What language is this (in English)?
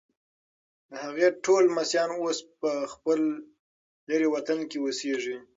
Pashto